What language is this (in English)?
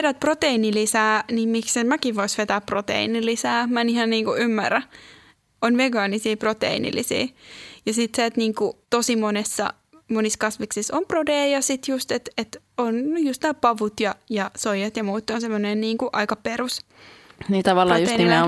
Finnish